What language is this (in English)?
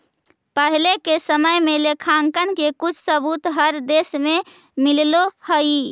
Magahi